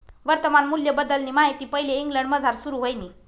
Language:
Marathi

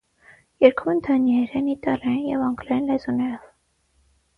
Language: Armenian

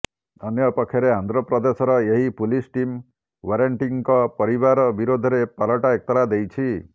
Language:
Odia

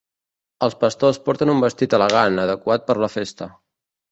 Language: Catalan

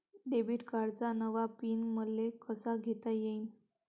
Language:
Marathi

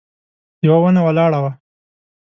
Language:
Pashto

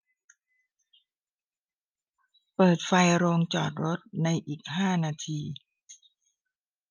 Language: Thai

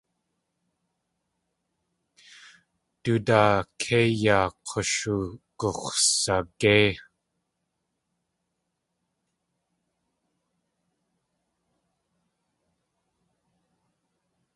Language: Tlingit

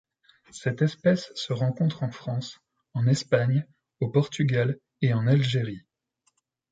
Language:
French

